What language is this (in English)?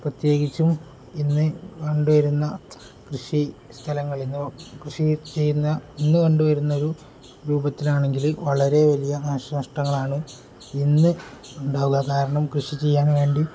Malayalam